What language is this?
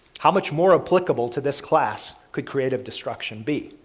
English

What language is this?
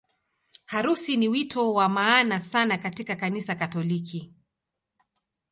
Swahili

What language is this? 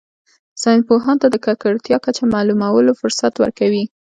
Pashto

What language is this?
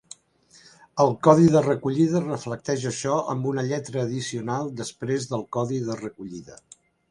Catalan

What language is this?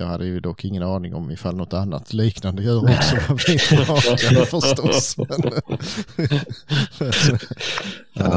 Swedish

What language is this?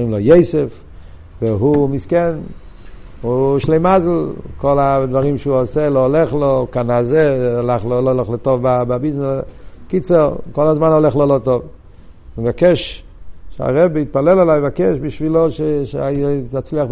Hebrew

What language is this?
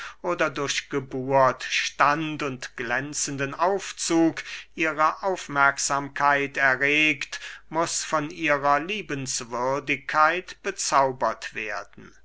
German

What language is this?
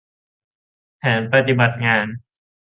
Thai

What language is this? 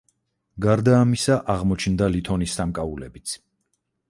Georgian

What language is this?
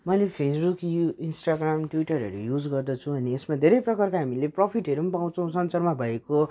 Nepali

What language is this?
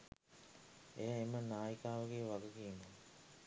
Sinhala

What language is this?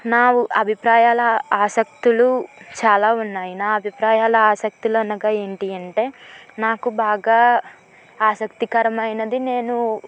Telugu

